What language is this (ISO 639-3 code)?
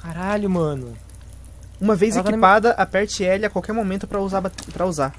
por